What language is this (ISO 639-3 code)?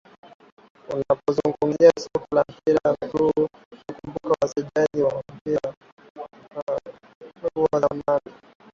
swa